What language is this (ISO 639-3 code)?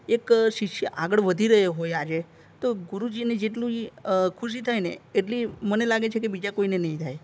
guj